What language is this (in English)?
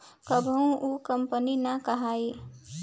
Bhojpuri